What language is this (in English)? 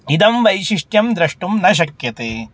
Sanskrit